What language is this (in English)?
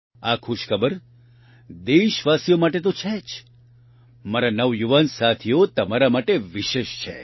Gujarati